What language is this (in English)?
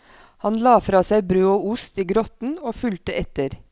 Norwegian